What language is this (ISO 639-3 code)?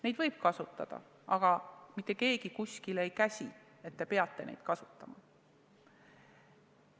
est